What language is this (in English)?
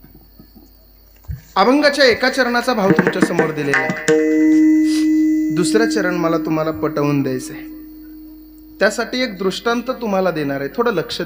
Arabic